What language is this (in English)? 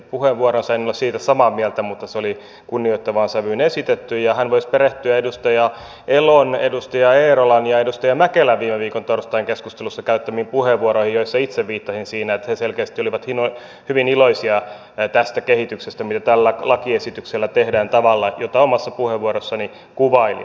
Finnish